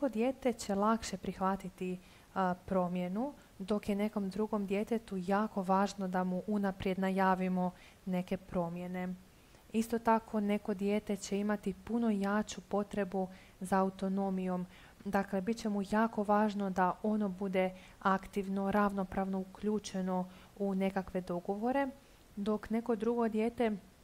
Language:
Croatian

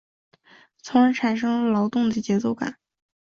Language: Chinese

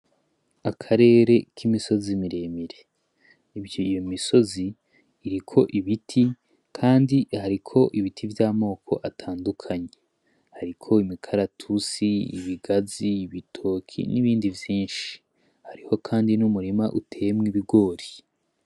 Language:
Rundi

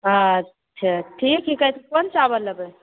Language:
Maithili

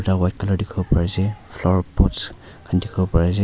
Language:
Naga Pidgin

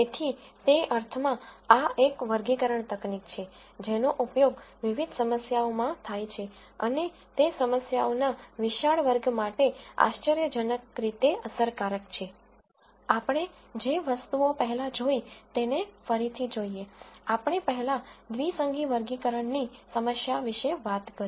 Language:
Gujarati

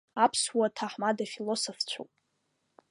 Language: Abkhazian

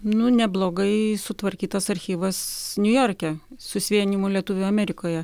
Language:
Lithuanian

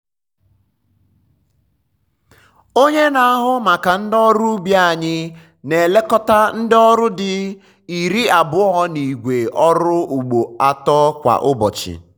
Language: Igbo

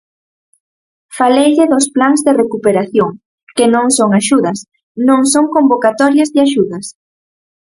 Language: Galician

